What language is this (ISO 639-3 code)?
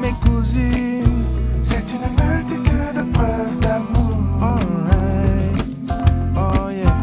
ell